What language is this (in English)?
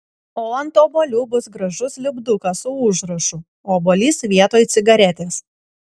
Lithuanian